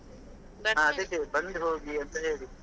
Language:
Kannada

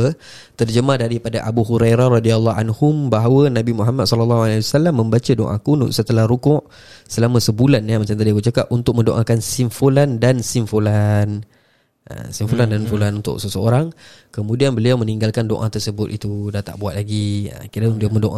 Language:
Malay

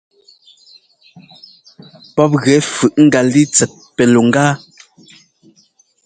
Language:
Ngomba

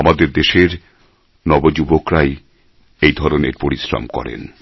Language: Bangla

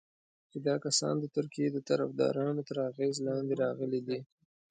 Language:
Pashto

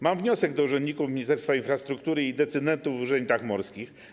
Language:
Polish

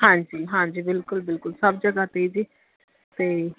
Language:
Punjabi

